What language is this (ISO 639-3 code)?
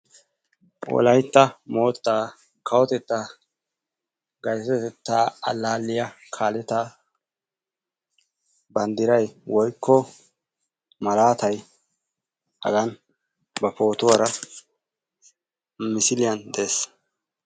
wal